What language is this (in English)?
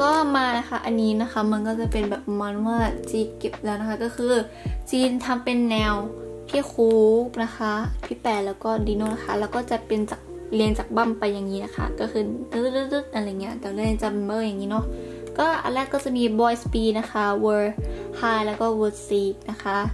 Thai